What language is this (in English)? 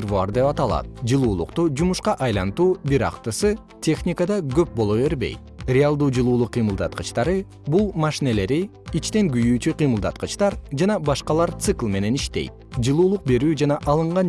Kyrgyz